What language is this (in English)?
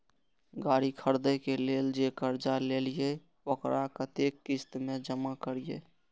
Maithili